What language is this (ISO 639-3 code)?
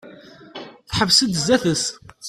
kab